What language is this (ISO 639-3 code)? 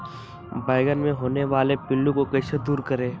mag